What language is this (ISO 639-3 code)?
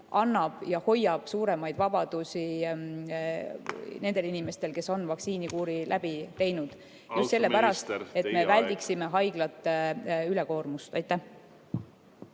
est